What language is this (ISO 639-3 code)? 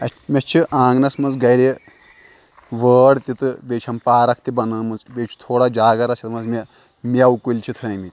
kas